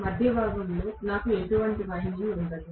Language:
Telugu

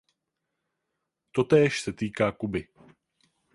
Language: Czech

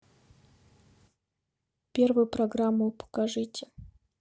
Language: Russian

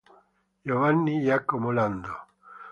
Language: Italian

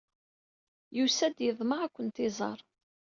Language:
Kabyle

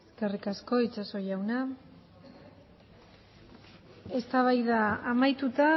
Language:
Basque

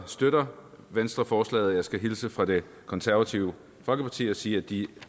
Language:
Danish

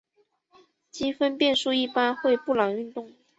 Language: Chinese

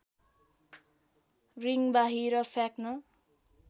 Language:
Nepali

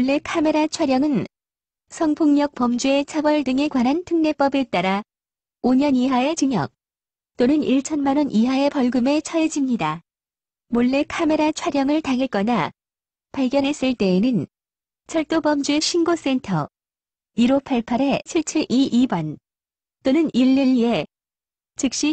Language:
Korean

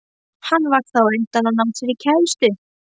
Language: Icelandic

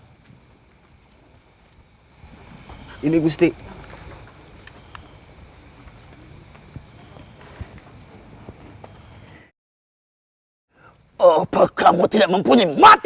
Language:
Indonesian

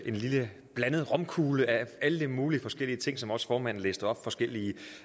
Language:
Danish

